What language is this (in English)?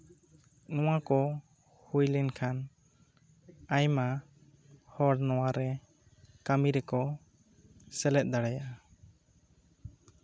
Santali